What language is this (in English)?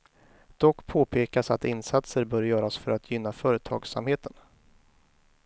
Swedish